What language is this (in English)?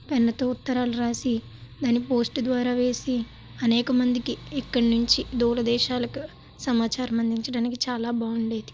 Telugu